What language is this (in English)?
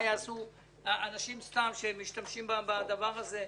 Hebrew